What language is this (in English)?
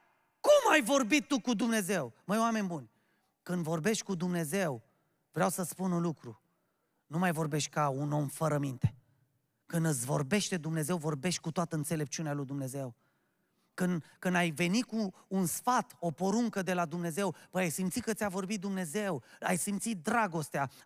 Romanian